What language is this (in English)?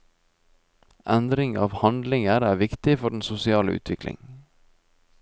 Norwegian